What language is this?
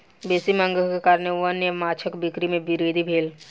Maithili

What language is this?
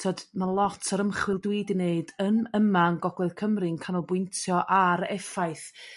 Welsh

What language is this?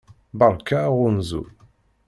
Kabyle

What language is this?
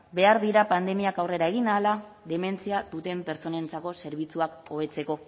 Basque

